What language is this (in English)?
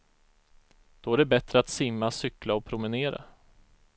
Swedish